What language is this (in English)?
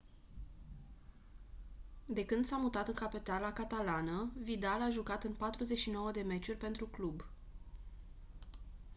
Romanian